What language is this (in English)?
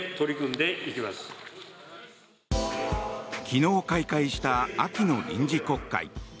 Japanese